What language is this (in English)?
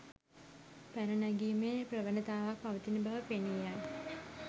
Sinhala